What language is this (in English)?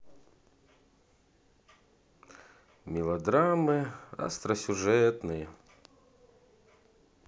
Russian